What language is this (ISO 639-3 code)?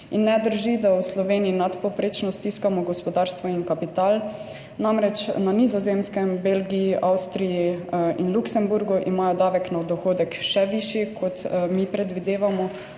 slv